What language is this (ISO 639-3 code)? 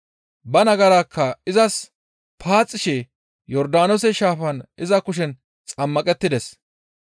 gmv